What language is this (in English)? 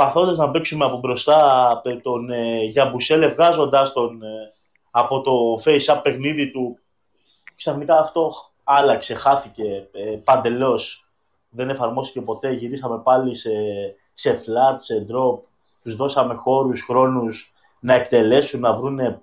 Greek